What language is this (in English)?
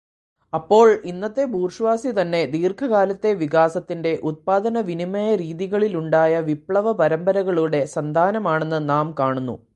Malayalam